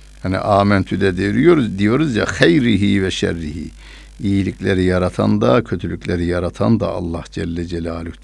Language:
Turkish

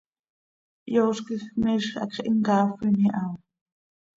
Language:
Seri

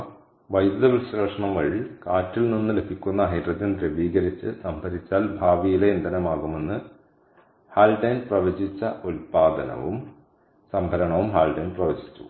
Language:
Malayalam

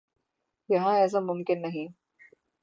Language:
Urdu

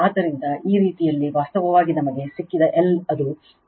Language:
Kannada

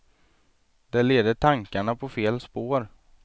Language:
Swedish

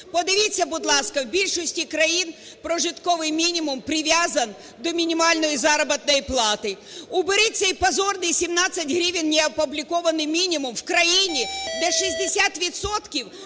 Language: Ukrainian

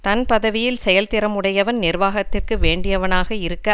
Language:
Tamil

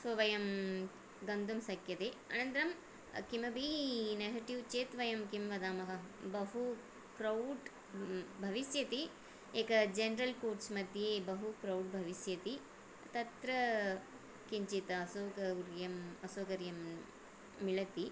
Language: Sanskrit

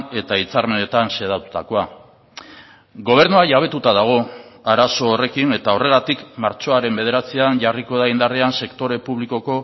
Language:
Basque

